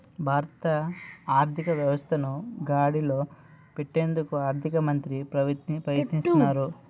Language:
Telugu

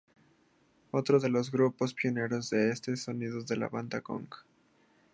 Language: Spanish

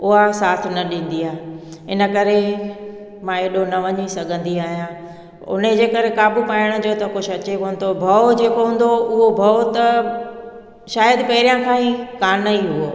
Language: Sindhi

